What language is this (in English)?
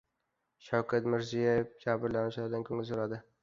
Uzbek